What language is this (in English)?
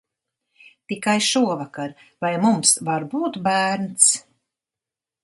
Latvian